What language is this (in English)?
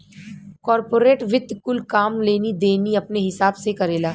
Bhojpuri